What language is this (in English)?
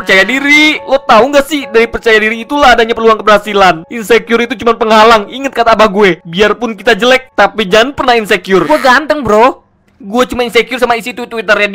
Indonesian